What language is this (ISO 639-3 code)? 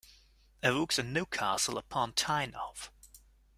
deu